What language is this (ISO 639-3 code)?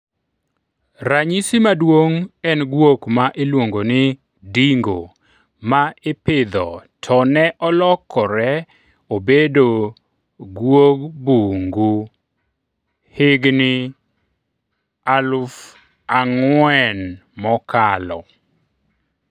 luo